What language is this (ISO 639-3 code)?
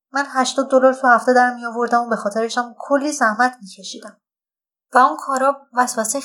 fas